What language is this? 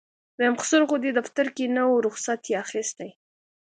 Pashto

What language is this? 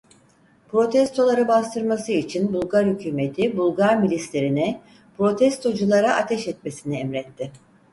Turkish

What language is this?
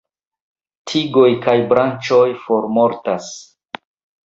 Esperanto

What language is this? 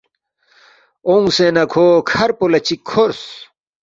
Balti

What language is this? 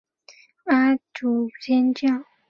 Chinese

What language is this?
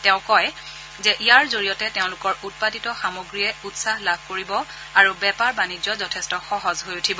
Assamese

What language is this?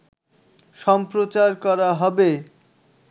Bangla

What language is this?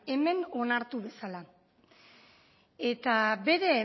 Basque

